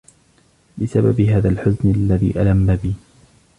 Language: Arabic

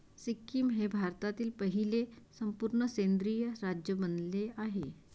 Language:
Marathi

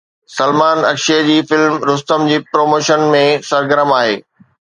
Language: Sindhi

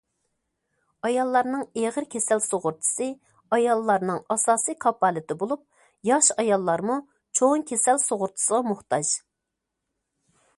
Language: Uyghur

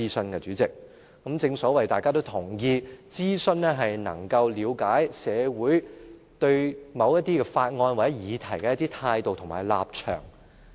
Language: Cantonese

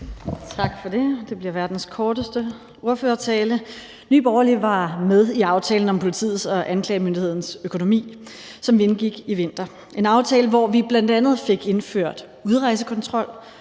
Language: Danish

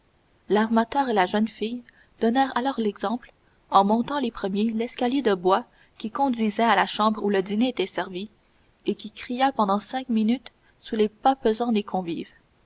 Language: French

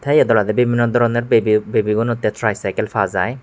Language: Chakma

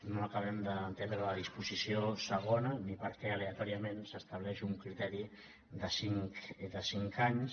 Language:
Catalan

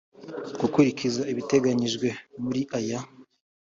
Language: Kinyarwanda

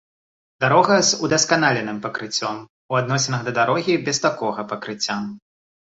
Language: Belarusian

